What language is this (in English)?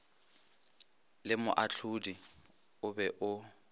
Northern Sotho